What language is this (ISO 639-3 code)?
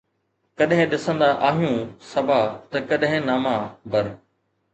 snd